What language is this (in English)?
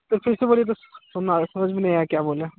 Hindi